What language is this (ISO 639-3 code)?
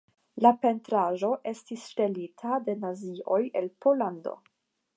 epo